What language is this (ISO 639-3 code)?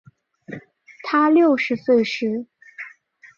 zho